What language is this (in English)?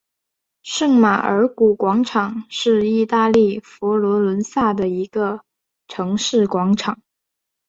Chinese